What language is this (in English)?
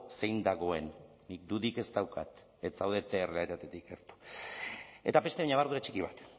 Basque